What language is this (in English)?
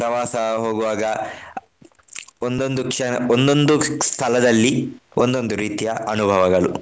Kannada